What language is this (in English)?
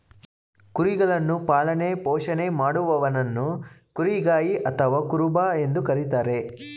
Kannada